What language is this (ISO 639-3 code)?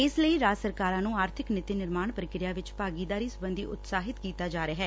pan